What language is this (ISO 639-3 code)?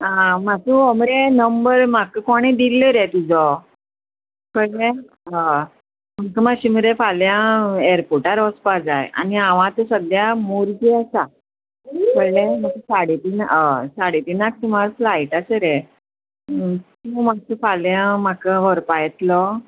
kok